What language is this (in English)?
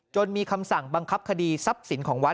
Thai